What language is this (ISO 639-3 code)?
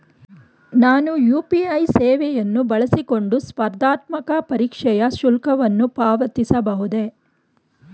kan